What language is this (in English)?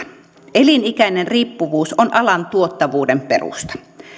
Finnish